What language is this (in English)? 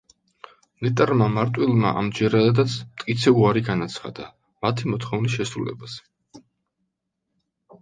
Georgian